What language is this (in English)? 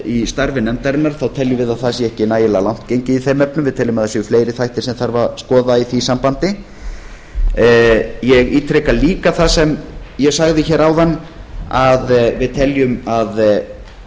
Icelandic